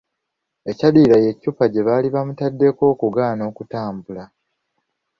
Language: Ganda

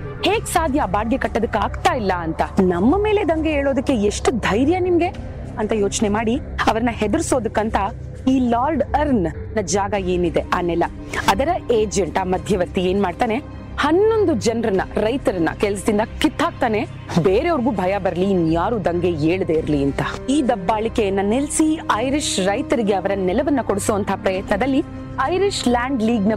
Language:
Kannada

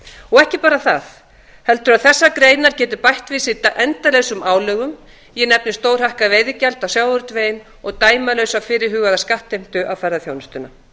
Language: Icelandic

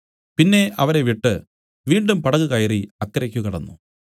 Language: Malayalam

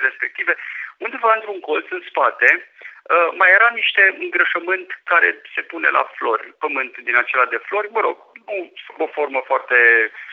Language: Romanian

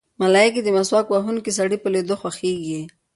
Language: Pashto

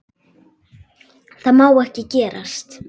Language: Icelandic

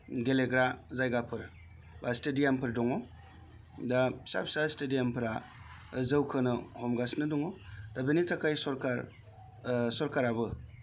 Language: Bodo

